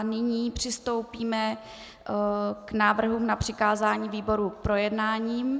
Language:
Czech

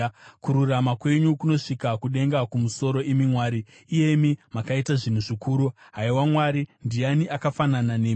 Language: Shona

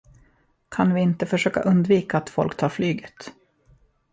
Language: Swedish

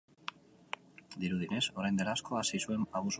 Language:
Basque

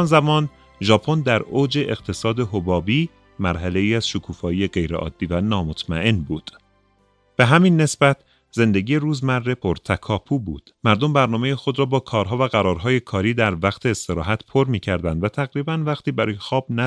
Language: Persian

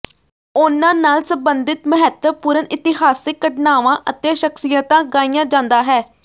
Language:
Punjabi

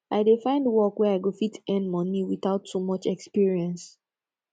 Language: Nigerian Pidgin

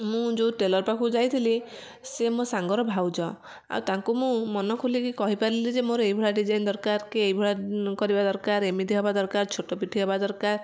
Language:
Odia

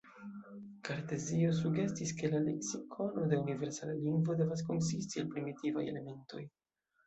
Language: Esperanto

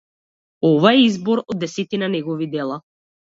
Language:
Macedonian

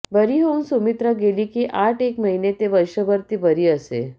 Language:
Marathi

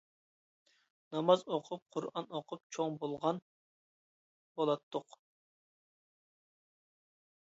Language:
Uyghur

